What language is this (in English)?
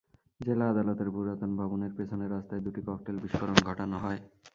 Bangla